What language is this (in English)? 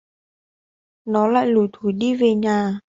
Vietnamese